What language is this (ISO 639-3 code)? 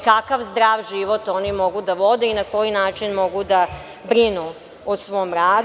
srp